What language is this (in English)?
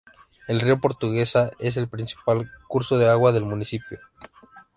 Spanish